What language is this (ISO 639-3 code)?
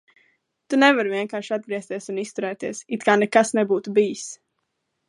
lav